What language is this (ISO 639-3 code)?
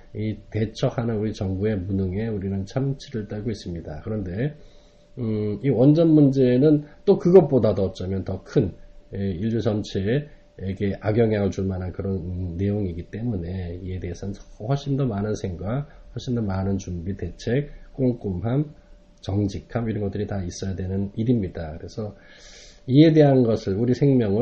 kor